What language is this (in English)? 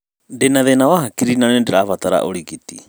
Kikuyu